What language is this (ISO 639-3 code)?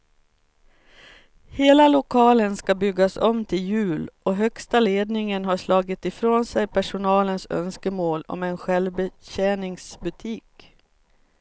swe